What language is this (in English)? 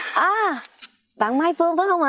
Vietnamese